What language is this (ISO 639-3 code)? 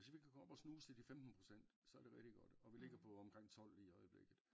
dan